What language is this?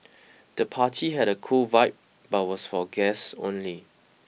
English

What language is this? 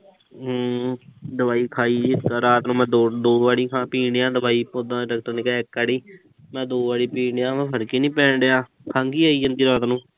Punjabi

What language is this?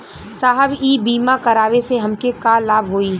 Bhojpuri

